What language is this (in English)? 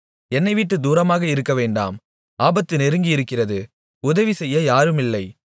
Tamil